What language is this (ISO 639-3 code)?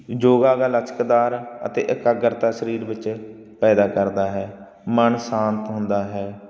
pan